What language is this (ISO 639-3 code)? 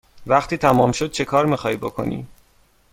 fas